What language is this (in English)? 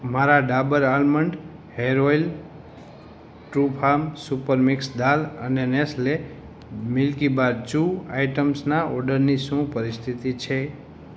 Gujarati